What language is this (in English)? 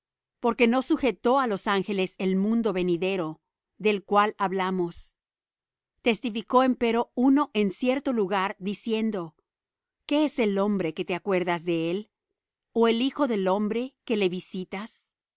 Spanish